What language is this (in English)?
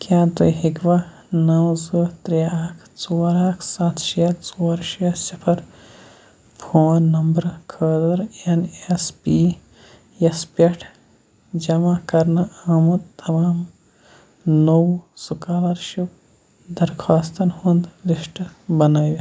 Kashmiri